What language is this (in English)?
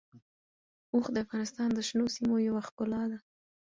Pashto